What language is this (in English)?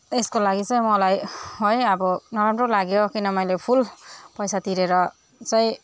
Nepali